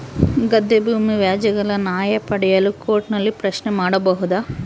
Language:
Kannada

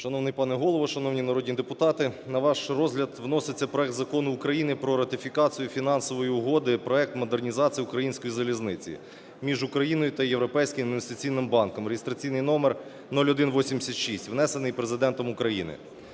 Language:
Ukrainian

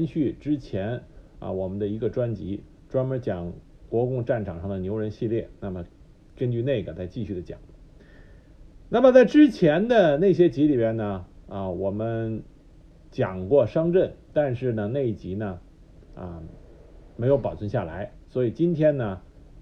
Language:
Chinese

